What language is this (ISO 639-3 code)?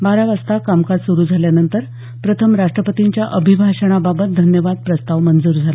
mar